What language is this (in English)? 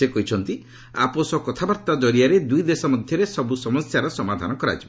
Odia